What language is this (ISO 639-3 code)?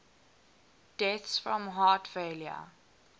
eng